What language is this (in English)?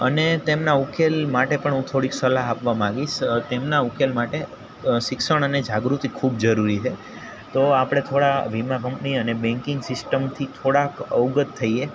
Gujarati